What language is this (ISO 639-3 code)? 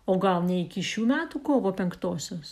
lit